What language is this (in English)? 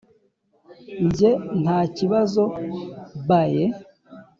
Kinyarwanda